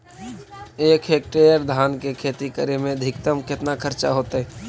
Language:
Magahi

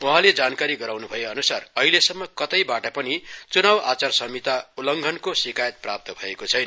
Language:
Nepali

